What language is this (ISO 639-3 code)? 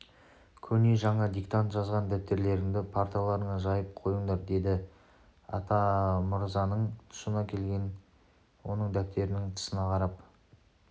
kaz